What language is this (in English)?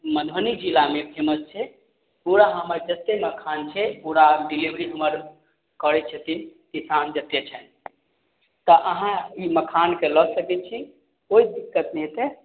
Maithili